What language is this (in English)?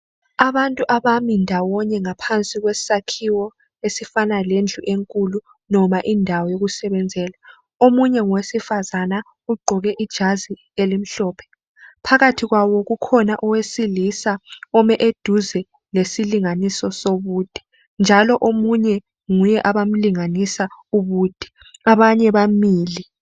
North Ndebele